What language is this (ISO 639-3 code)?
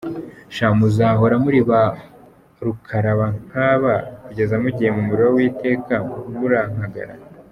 kin